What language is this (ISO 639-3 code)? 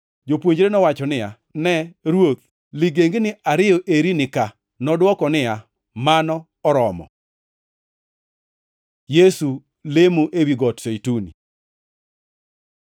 luo